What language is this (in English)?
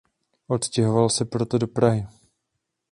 Czech